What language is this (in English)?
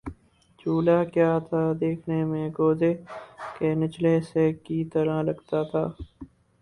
Urdu